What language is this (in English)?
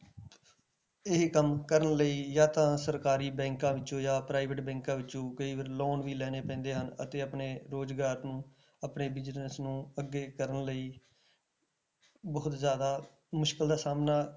Punjabi